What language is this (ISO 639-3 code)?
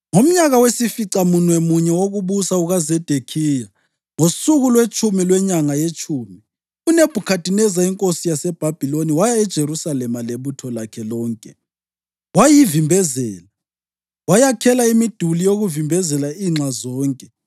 nde